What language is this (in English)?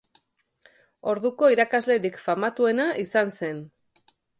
Basque